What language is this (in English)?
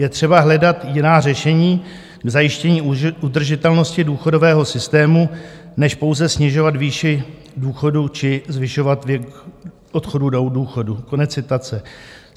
Czech